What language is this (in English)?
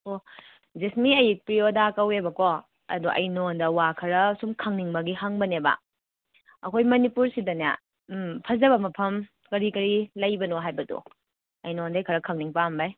Manipuri